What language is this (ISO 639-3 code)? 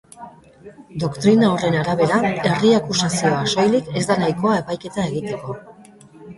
eus